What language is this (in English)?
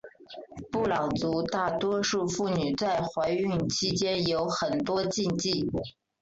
Chinese